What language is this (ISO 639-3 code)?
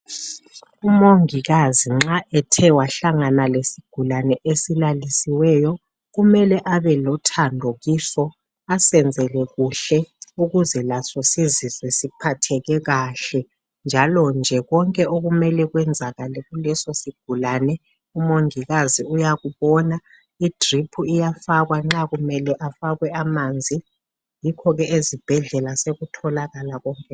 nde